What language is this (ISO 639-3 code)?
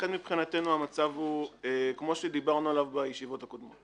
heb